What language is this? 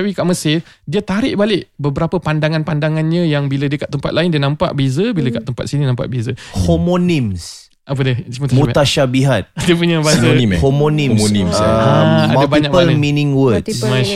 Malay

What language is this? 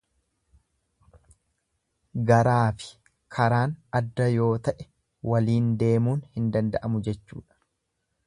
Oromo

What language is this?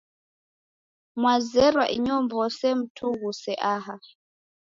Taita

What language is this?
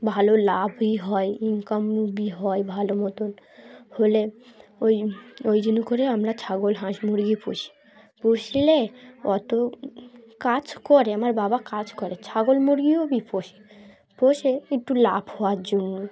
Bangla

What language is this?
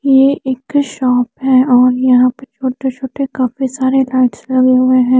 Hindi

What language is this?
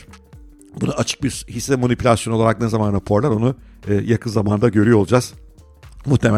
Turkish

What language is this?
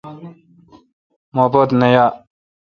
Kalkoti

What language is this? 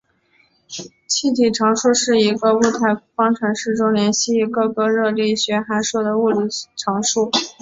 Chinese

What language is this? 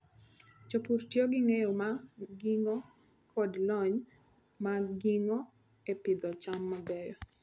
Luo (Kenya and Tanzania)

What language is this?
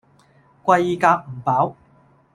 Cantonese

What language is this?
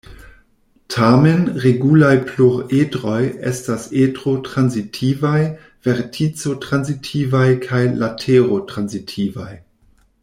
Esperanto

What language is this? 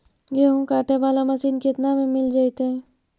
Magahi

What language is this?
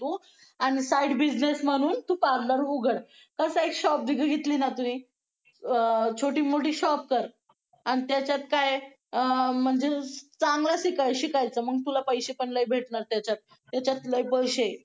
Marathi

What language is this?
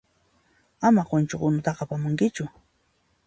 Puno Quechua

